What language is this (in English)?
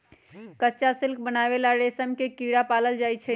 Magahi